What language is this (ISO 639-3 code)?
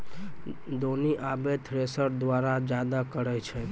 mai